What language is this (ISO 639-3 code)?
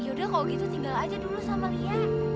ind